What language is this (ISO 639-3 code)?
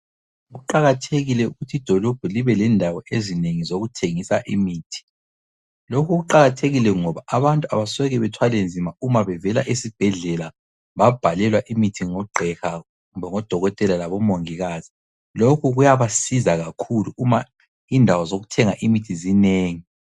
nde